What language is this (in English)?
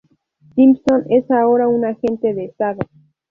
Spanish